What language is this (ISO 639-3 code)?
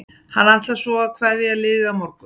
isl